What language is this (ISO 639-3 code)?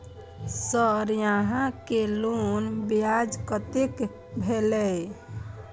mai